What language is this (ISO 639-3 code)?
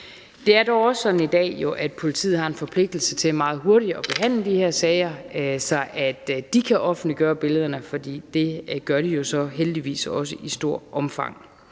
dan